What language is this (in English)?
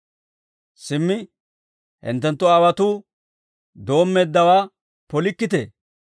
Dawro